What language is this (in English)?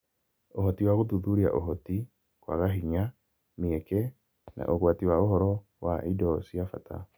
Kikuyu